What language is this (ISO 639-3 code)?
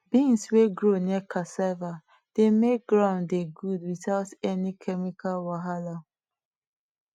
pcm